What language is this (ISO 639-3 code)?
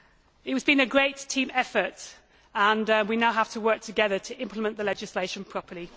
eng